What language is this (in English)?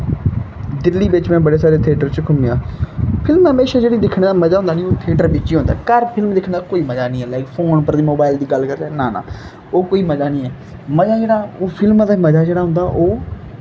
Dogri